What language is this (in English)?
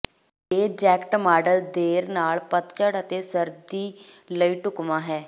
Punjabi